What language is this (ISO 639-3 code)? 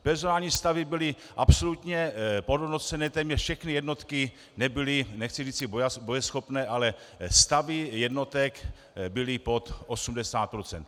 ces